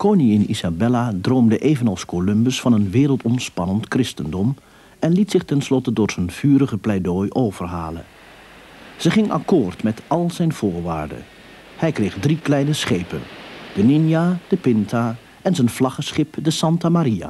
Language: Dutch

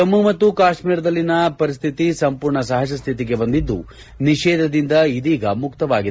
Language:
Kannada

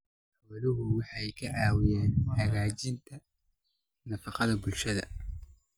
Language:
Somali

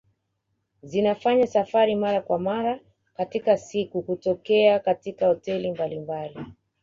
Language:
Swahili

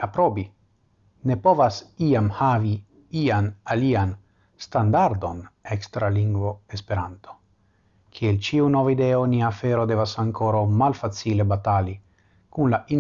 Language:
Italian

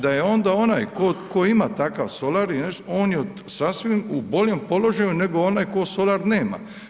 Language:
Croatian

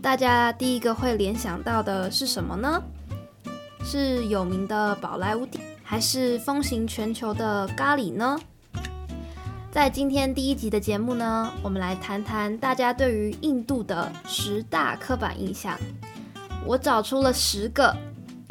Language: Chinese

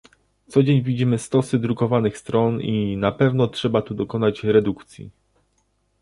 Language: Polish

